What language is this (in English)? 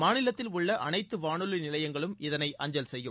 Tamil